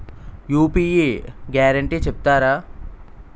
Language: Telugu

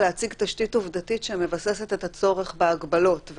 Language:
Hebrew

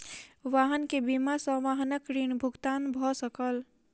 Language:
Maithili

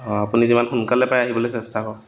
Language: Assamese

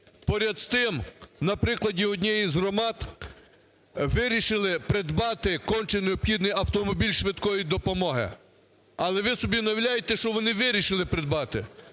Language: Ukrainian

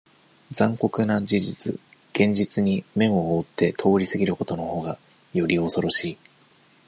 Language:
Japanese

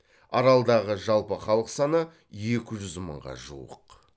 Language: Kazakh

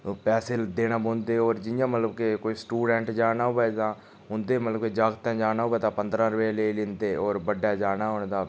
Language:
Dogri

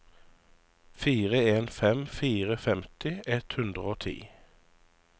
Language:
Norwegian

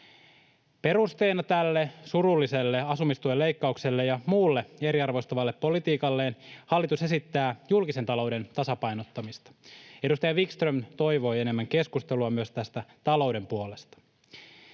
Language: Finnish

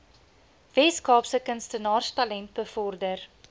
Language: Afrikaans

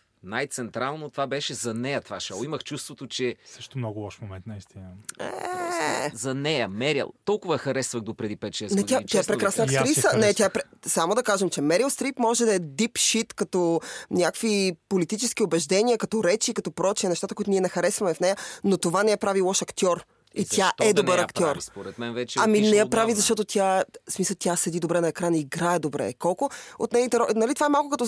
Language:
Bulgarian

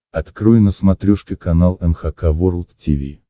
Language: Russian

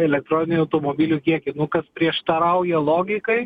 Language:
Lithuanian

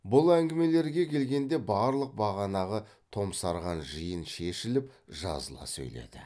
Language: Kazakh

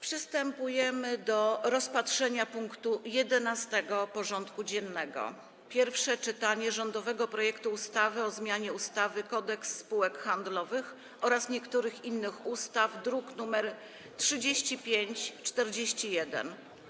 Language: Polish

